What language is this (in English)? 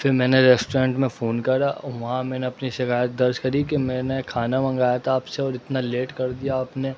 Urdu